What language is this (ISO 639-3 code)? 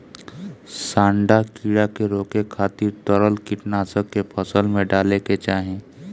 bho